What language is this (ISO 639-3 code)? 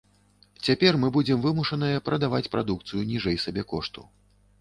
bel